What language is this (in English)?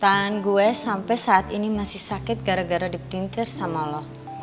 Indonesian